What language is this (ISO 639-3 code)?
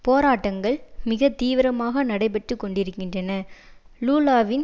tam